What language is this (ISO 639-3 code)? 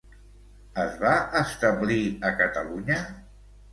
cat